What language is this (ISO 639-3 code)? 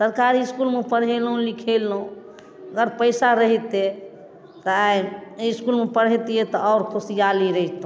mai